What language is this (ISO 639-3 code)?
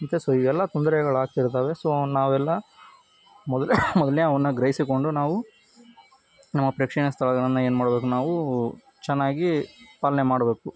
kan